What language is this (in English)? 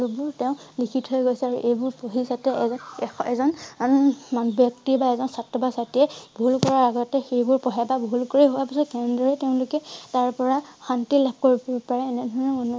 Assamese